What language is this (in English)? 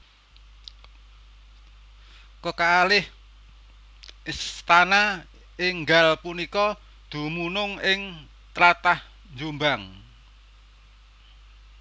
Javanese